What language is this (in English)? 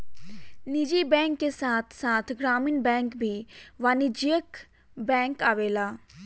Bhojpuri